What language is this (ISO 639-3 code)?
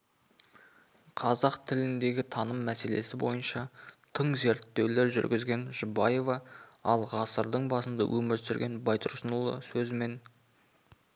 kaz